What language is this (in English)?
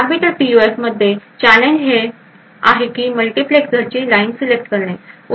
Marathi